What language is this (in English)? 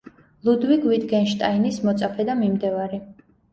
Georgian